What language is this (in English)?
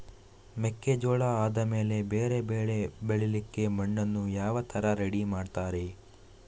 Kannada